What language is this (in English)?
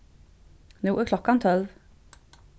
Faroese